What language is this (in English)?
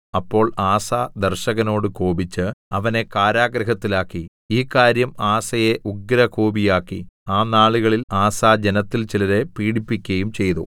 Malayalam